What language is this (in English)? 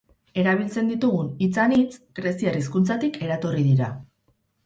Basque